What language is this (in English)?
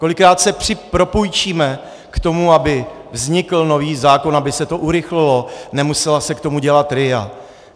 Czech